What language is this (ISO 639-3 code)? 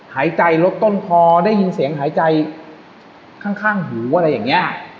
tha